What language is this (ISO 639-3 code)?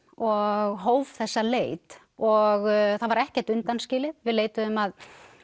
isl